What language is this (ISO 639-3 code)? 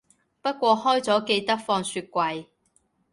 yue